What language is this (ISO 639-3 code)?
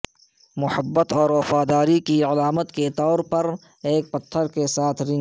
urd